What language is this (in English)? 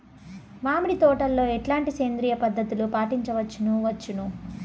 Telugu